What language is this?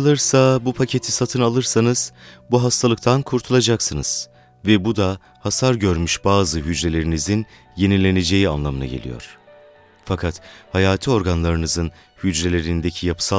Turkish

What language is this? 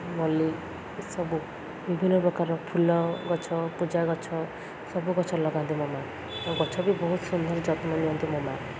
Odia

